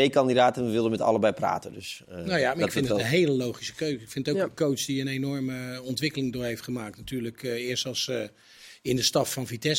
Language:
Dutch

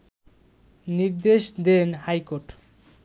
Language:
Bangla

